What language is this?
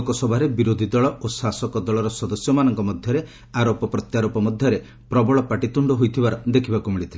Odia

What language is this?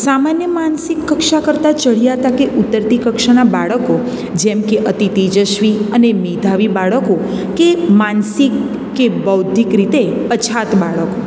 Gujarati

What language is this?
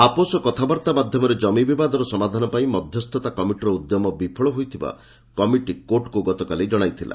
Odia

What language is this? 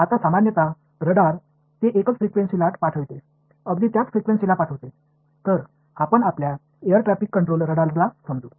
Marathi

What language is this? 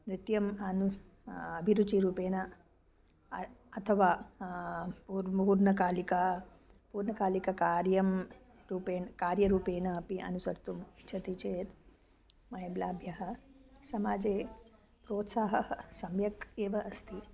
Sanskrit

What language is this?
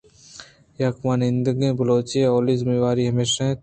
Eastern Balochi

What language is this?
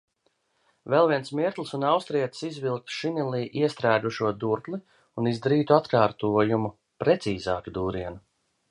Latvian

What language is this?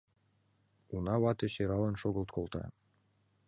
Mari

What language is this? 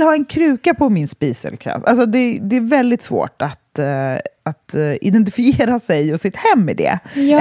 Swedish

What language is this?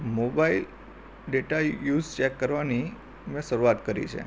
Gujarati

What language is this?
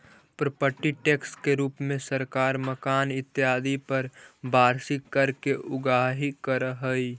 Magahi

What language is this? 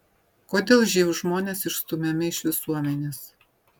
Lithuanian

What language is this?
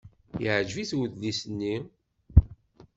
Kabyle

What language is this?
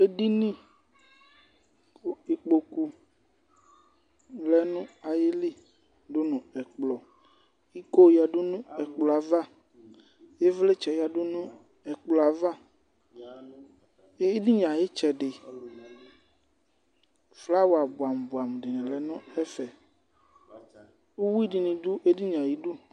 Ikposo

